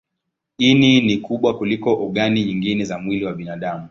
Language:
Swahili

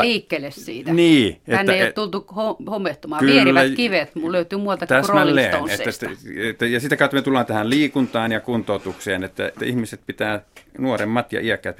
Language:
Finnish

